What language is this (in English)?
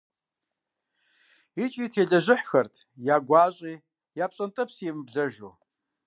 Kabardian